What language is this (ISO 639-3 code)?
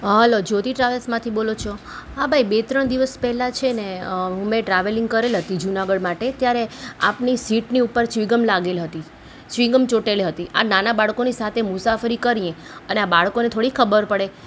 guj